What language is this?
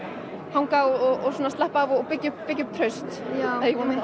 Icelandic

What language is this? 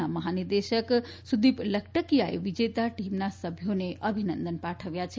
Gujarati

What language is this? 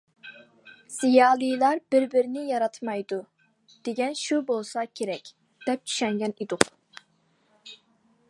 Uyghur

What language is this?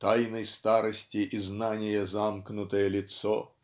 Russian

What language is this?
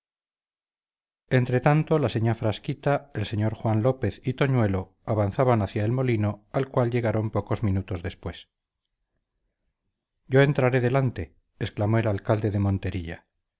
Spanish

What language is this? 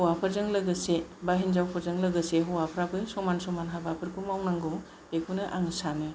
Bodo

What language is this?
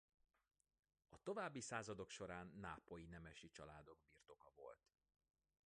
Hungarian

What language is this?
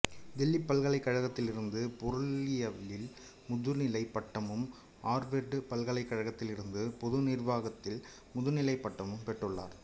Tamil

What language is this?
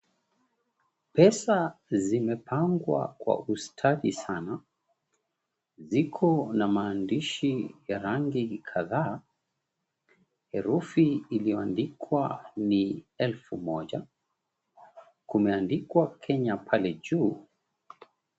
Swahili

